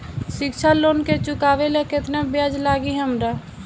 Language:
Bhojpuri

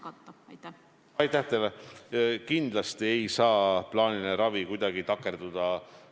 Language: Estonian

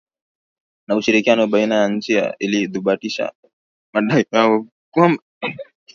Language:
Swahili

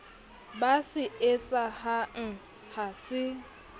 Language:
Southern Sotho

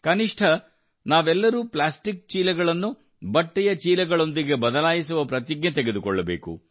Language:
Kannada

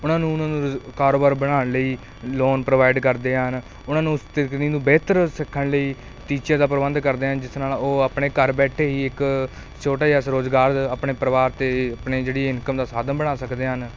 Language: Punjabi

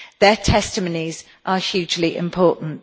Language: English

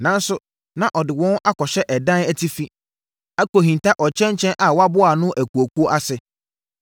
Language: Akan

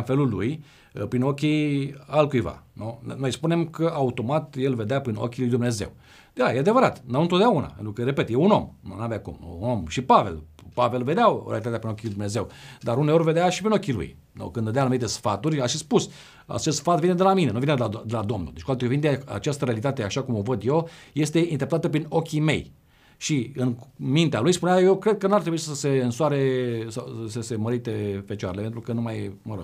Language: Romanian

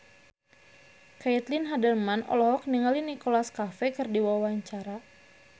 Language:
Sundanese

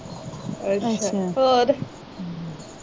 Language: Punjabi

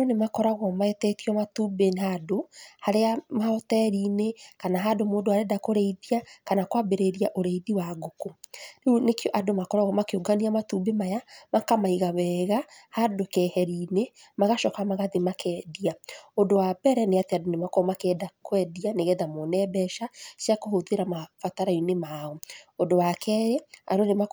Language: Kikuyu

